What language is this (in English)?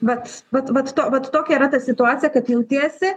Lithuanian